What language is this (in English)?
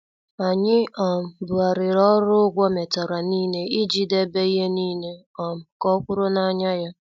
Igbo